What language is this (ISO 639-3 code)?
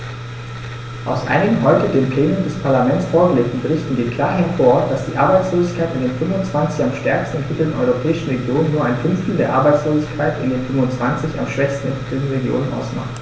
deu